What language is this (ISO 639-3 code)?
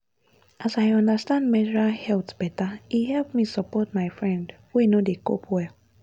pcm